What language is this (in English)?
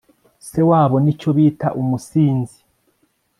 Kinyarwanda